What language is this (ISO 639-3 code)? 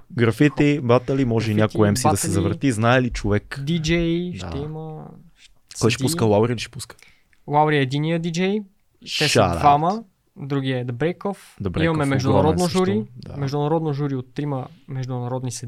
bul